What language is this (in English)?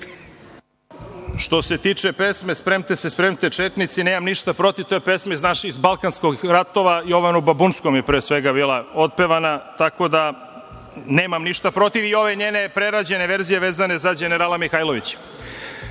Serbian